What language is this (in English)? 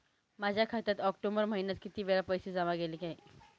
Marathi